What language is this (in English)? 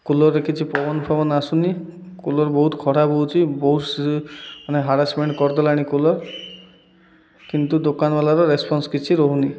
Odia